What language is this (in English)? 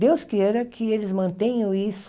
Portuguese